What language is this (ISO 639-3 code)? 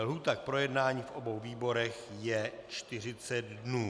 ces